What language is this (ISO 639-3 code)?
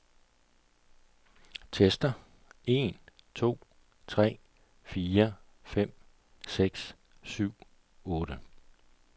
dan